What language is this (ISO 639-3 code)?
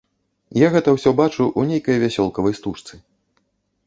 bel